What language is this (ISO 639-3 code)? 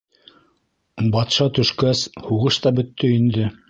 bak